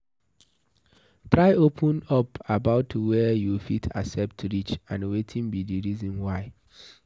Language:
Nigerian Pidgin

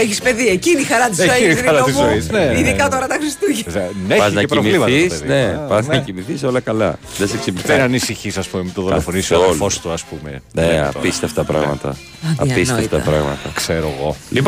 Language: Greek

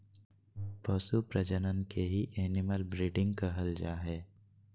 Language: Magahi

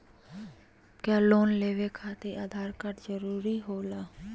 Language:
Magahi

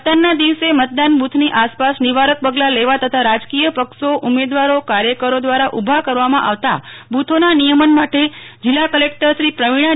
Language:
Gujarati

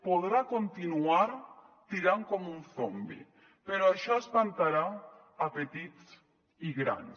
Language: Catalan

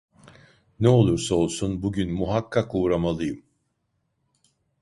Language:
Turkish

